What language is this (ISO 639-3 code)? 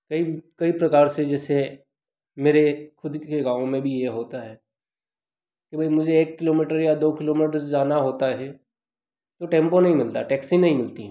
hin